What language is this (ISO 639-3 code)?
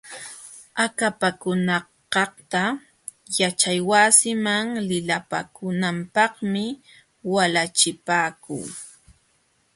qxw